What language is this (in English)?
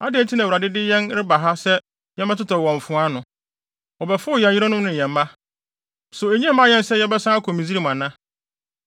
Akan